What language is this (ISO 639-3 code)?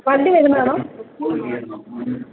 mal